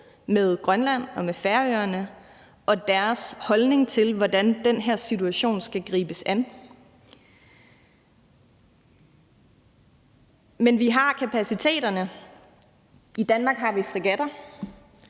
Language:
Danish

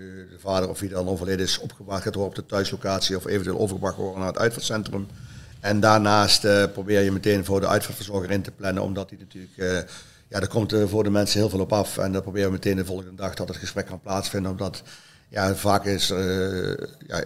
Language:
Dutch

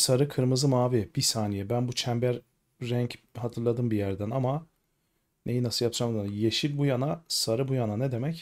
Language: Turkish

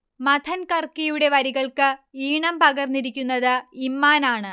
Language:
Malayalam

